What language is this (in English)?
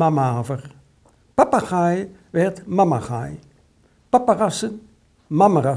Dutch